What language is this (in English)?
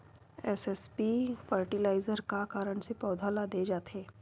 Chhattisgarhi